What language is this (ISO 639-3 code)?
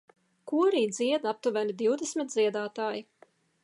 lav